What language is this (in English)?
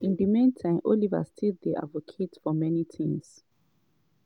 Nigerian Pidgin